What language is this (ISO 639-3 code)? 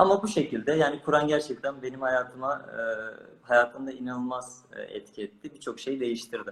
tur